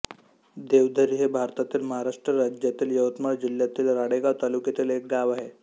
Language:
Marathi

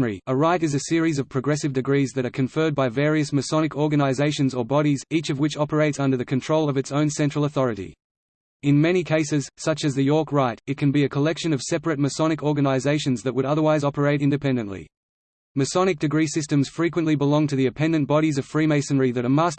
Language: English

